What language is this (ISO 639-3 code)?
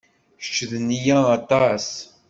kab